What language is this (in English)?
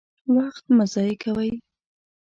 Pashto